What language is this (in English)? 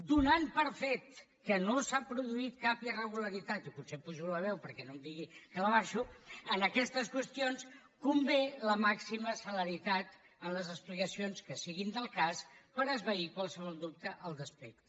Catalan